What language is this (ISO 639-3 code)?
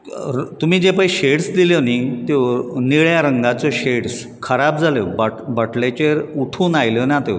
kok